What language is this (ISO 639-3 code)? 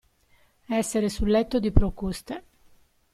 ita